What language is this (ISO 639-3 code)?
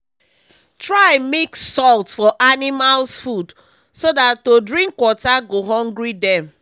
pcm